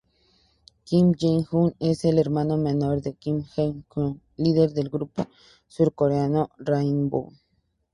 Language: Spanish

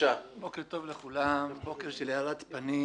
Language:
Hebrew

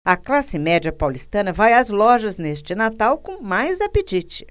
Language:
Portuguese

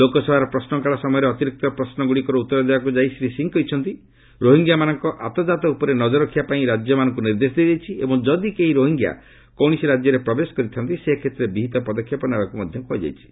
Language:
Odia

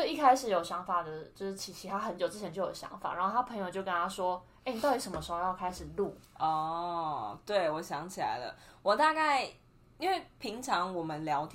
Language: Chinese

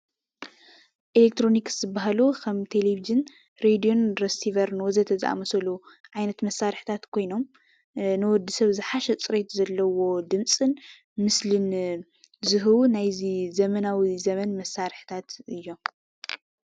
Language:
Tigrinya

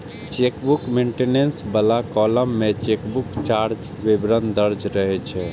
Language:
Maithili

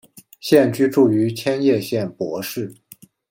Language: Chinese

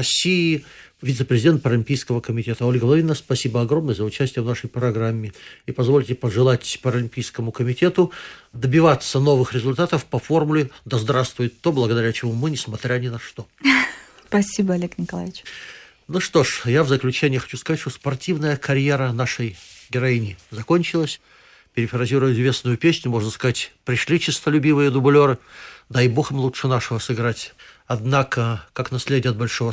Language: Russian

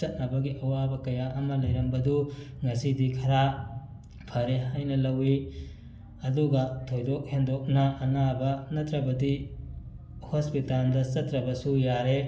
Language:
Manipuri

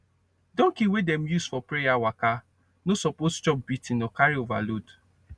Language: Nigerian Pidgin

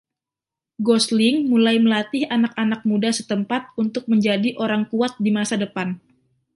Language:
Indonesian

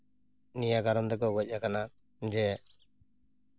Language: Santali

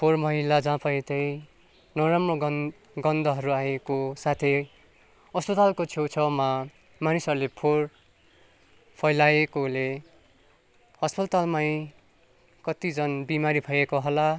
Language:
Nepali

